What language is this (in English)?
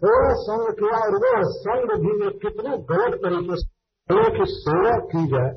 Hindi